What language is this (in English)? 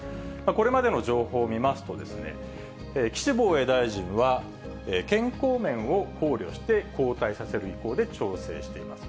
Japanese